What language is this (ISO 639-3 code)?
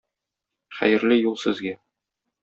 tat